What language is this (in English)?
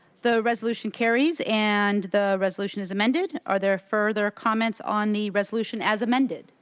English